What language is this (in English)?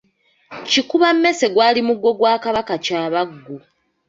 Ganda